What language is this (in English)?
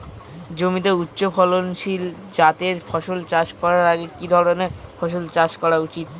Bangla